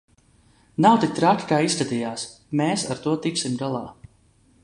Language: Latvian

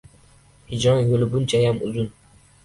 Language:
Uzbek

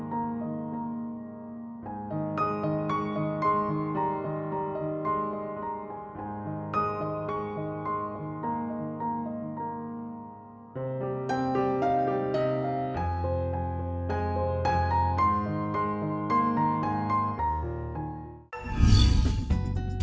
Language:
Vietnamese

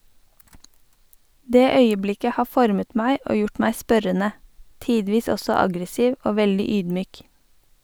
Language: Norwegian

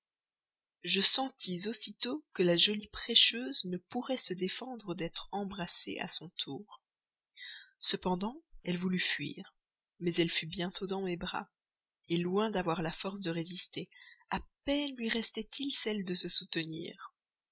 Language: French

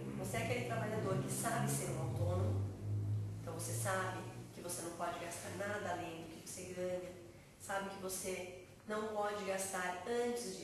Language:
Portuguese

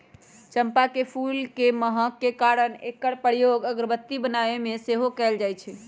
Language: Magahi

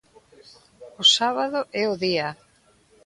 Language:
Galician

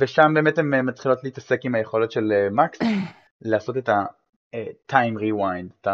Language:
Hebrew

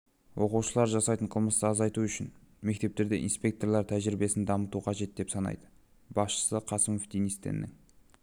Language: Kazakh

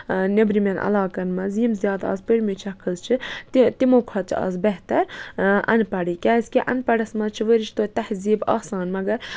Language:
Kashmiri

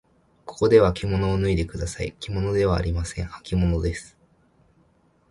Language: Japanese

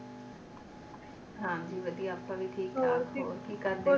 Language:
Punjabi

